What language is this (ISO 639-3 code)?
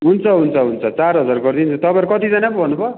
nep